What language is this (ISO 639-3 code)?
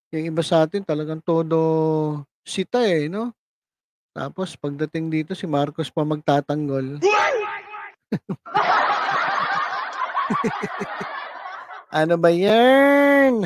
fil